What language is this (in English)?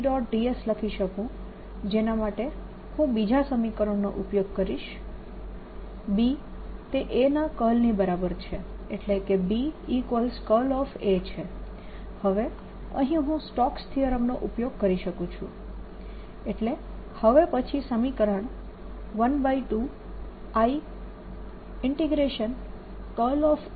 Gujarati